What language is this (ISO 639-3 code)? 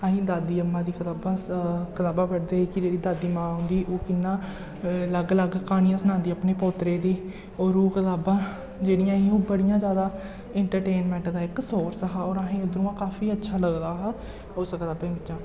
doi